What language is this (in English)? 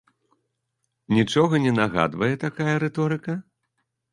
Belarusian